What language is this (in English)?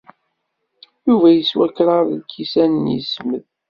Kabyle